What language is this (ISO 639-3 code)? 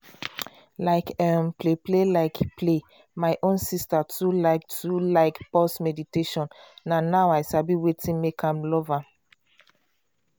pcm